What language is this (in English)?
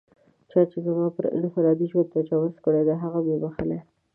Pashto